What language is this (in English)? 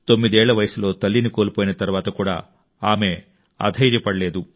Telugu